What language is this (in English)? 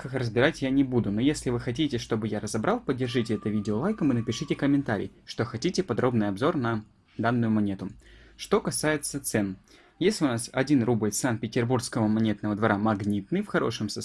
Russian